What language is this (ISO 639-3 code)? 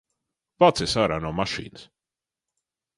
lav